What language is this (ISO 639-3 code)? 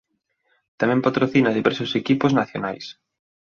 glg